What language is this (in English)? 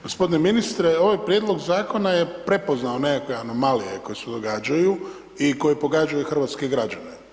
Croatian